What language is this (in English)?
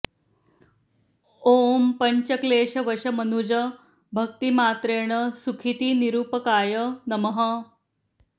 Sanskrit